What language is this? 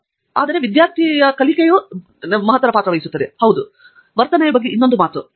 Kannada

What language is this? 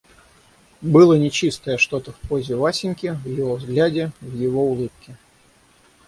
Russian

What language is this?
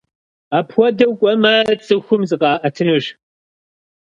Kabardian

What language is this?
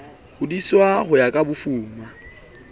Southern Sotho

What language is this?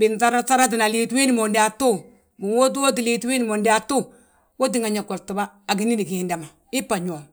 Balanta-Ganja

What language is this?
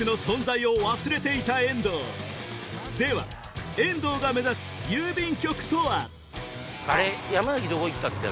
Japanese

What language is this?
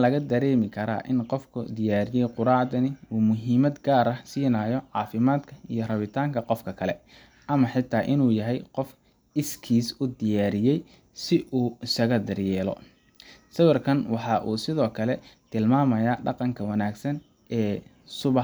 Somali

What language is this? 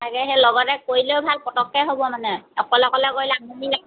Assamese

